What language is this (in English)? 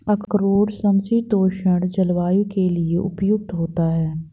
Hindi